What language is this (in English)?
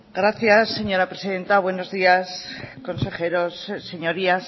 Spanish